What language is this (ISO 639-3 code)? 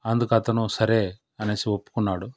tel